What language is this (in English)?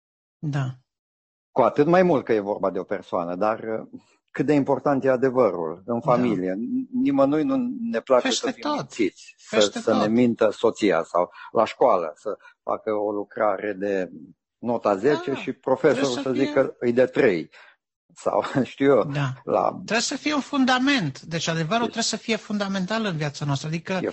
Romanian